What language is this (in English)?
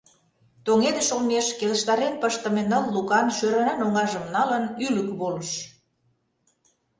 Mari